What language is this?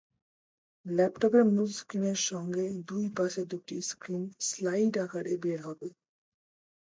Bangla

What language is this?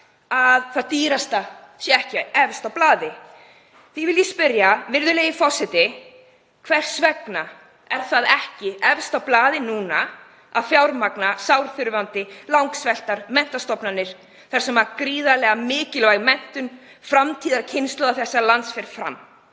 Icelandic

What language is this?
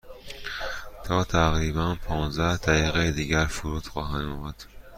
Persian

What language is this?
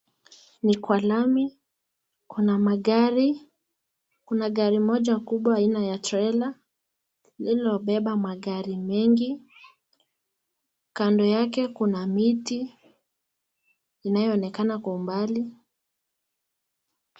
Swahili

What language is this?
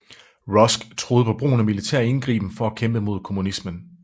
Danish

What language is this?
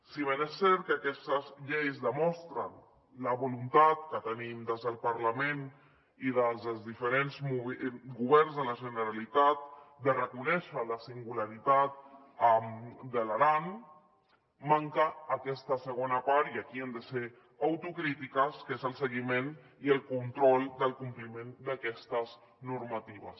Catalan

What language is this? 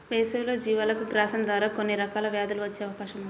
Telugu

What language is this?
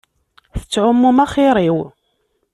Kabyle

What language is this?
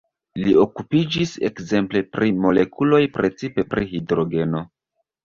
Esperanto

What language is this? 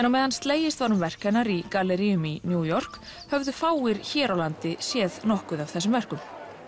Icelandic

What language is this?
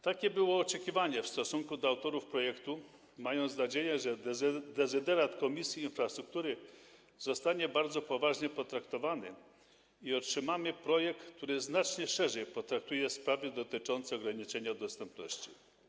Polish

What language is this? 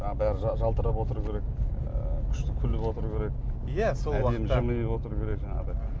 Kazakh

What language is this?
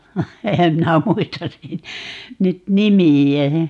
Finnish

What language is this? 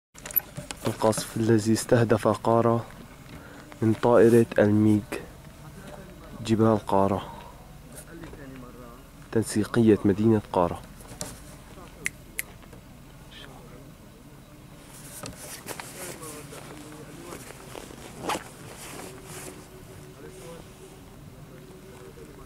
Arabic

